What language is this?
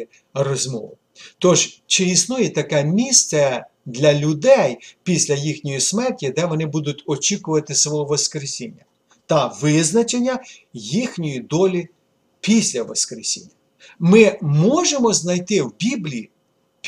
Ukrainian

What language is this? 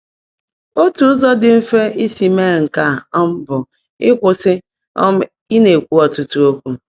Igbo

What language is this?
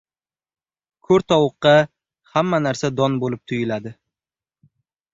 Uzbek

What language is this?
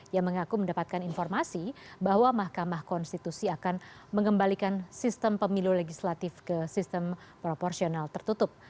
Indonesian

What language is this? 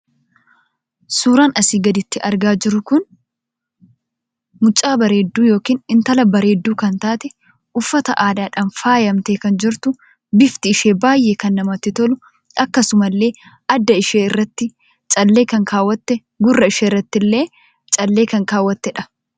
Oromo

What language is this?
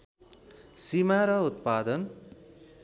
Nepali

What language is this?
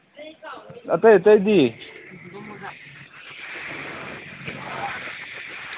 Manipuri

